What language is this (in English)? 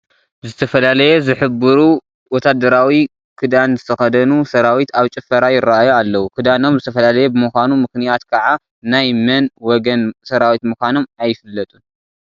Tigrinya